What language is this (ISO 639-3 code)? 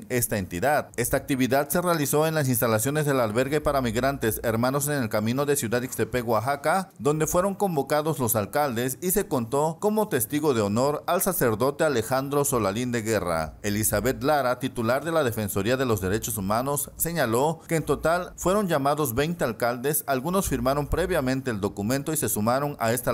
spa